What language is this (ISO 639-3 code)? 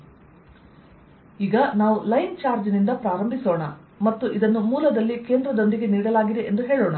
kan